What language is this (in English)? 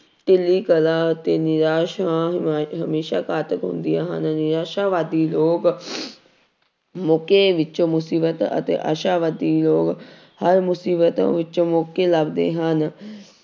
Punjabi